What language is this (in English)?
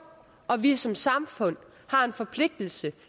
Danish